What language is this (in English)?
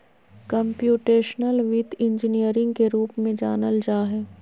Magahi